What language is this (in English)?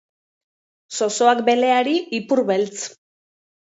Basque